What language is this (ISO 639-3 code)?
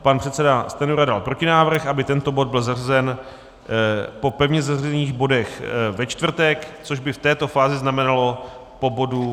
ces